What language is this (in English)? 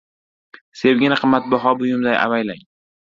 Uzbek